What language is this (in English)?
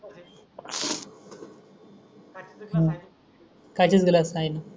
Marathi